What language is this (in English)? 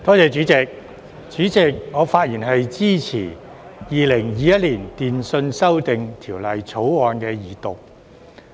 Cantonese